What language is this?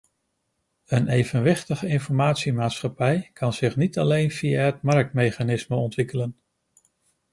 Dutch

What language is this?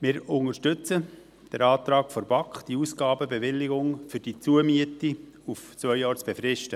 Swiss German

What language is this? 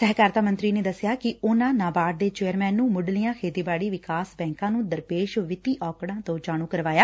Punjabi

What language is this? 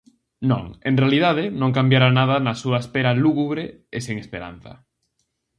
Galician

